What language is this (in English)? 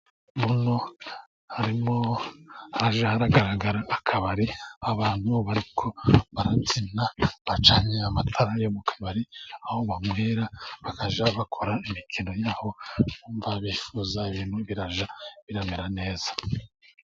Kinyarwanda